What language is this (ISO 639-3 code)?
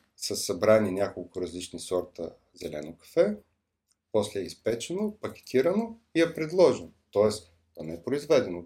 bul